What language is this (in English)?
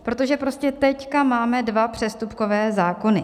Czech